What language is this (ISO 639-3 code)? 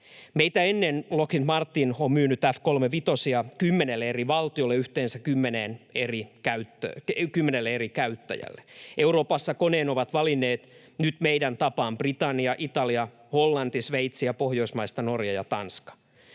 fin